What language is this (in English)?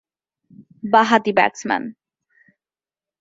Bangla